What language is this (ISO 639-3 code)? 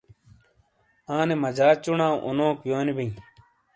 scl